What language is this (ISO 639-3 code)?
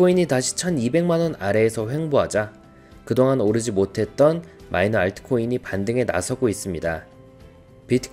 kor